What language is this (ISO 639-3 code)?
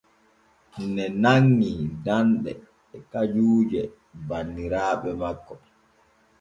fue